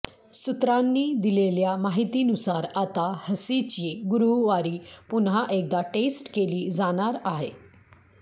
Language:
Marathi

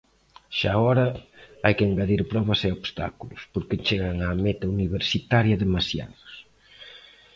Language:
Galician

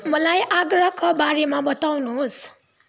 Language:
Nepali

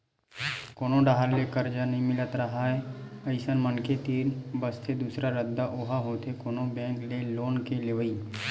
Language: Chhattisgarhi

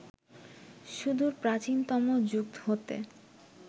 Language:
Bangla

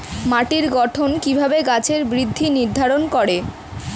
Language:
Bangla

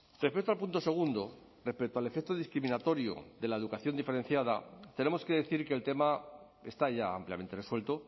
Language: Spanish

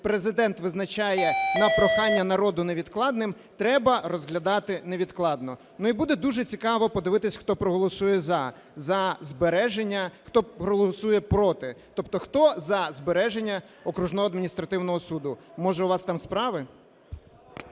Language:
Ukrainian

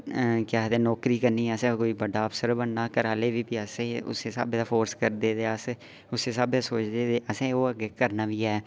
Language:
Dogri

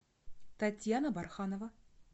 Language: Russian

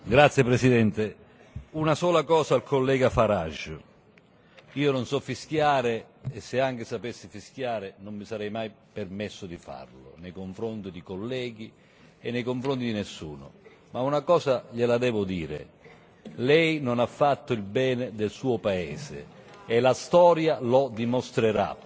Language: Italian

